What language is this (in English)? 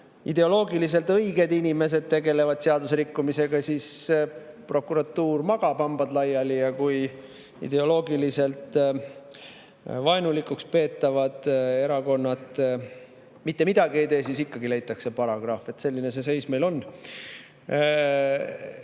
Estonian